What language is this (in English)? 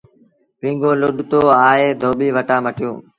Sindhi Bhil